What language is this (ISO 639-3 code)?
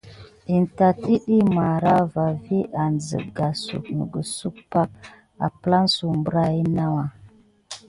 gid